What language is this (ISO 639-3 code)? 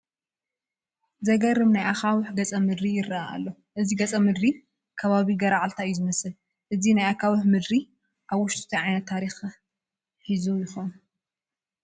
tir